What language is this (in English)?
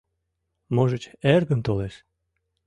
Mari